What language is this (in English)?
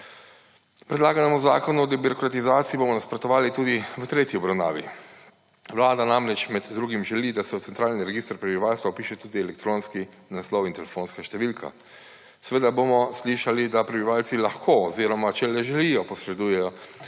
Slovenian